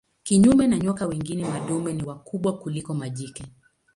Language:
Swahili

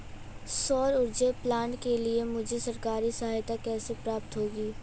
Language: Hindi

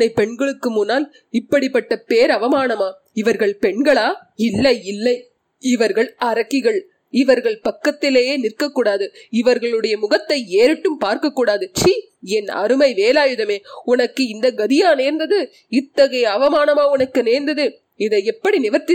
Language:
Tamil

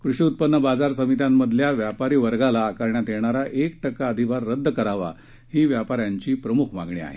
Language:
Marathi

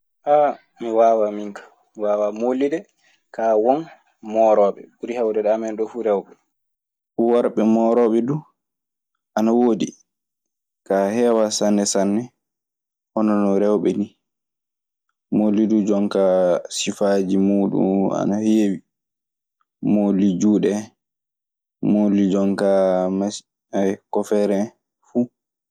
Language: Maasina Fulfulde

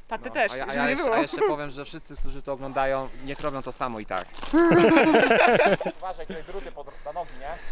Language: Polish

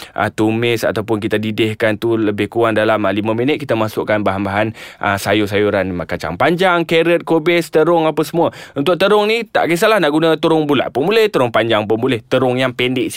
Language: Malay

